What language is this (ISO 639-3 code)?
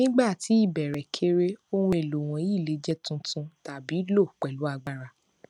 yor